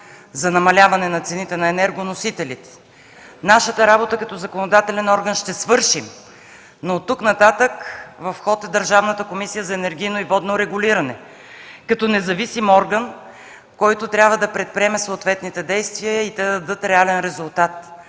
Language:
Bulgarian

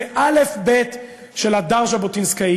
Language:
Hebrew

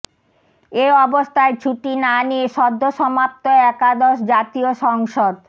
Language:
Bangla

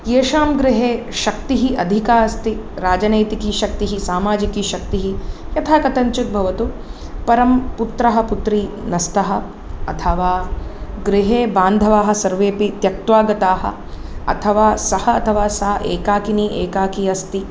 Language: Sanskrit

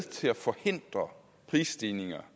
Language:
Danish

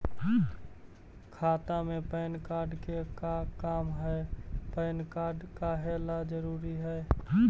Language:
Magahi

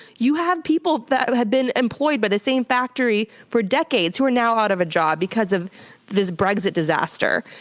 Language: English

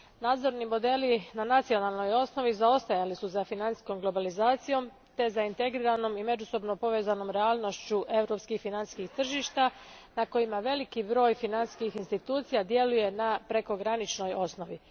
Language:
Croatian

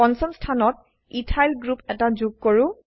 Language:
Assamese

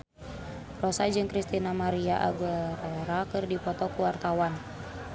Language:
Sundanese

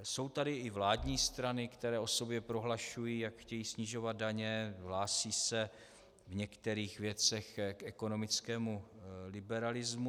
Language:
Czech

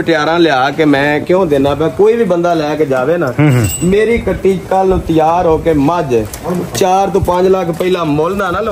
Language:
Punjabi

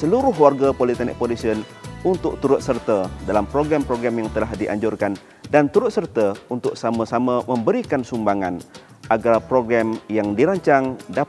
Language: Malay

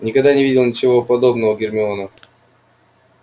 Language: Russian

